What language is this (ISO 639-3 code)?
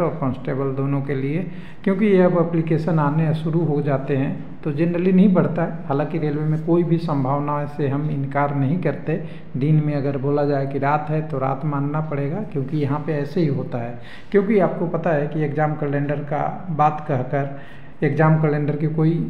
hin